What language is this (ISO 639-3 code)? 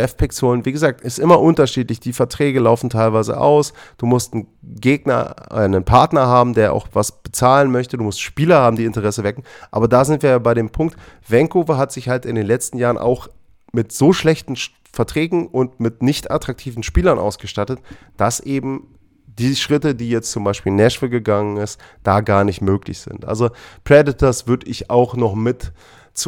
deu